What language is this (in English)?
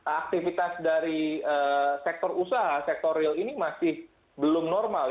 Indonesian